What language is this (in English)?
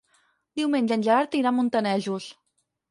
Catalan